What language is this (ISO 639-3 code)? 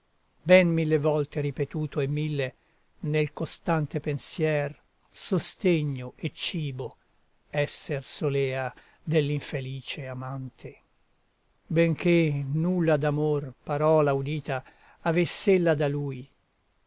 ita